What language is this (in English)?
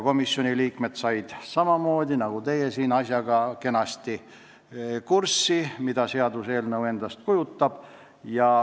Estonian